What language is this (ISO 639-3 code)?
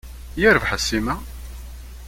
kab